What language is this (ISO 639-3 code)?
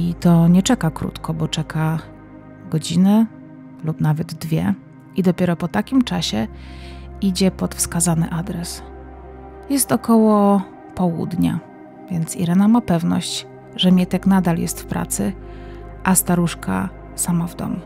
pol